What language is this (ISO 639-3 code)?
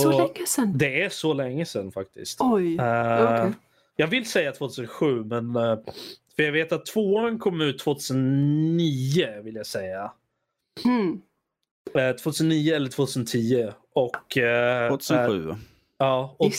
swe